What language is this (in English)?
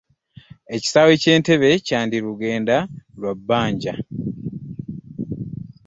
Ganda